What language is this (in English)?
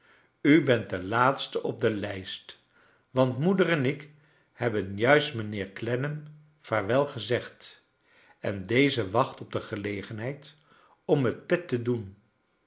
Dutch